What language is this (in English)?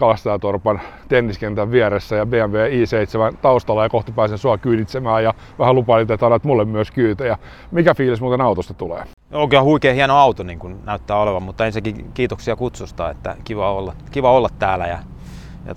Finnish